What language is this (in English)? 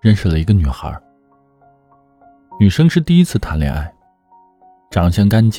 Chinese